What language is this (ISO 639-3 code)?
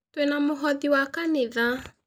kik